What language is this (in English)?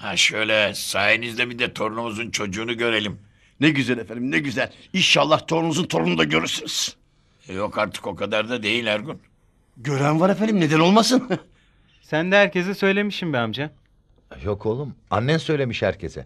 Turkish